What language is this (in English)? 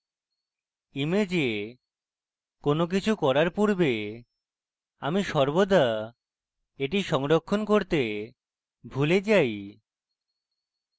Bangla